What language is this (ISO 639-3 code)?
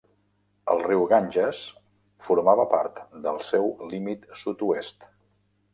cat